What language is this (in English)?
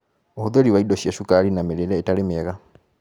Kikuyu